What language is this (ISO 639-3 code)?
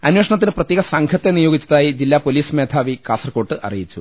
mal